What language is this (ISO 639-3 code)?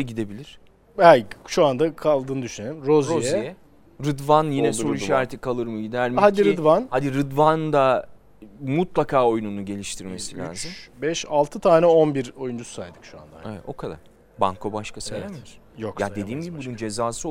tur